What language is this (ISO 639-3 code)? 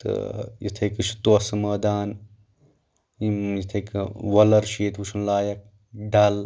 kas